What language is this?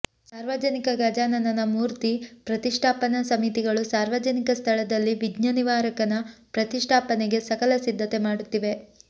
Kannada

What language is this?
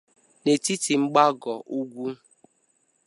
Igbo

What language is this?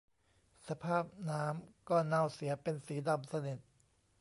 Thai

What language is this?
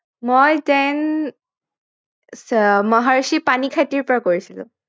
Assamese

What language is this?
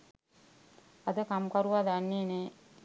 Sinhala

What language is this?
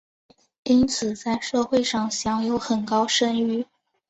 Chinese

